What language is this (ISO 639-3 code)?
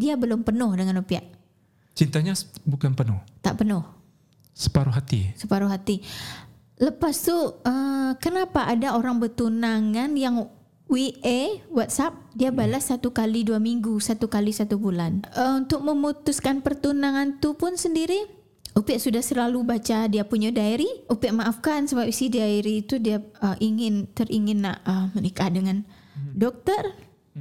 msa